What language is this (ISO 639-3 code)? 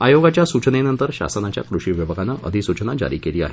mar